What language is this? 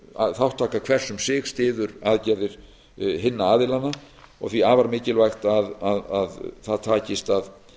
Icelandic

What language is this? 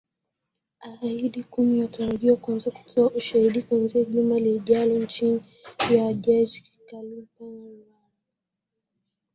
Swahili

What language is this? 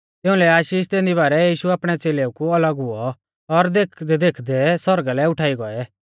Mahasu Pahari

